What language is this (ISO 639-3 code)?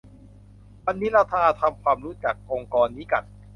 tha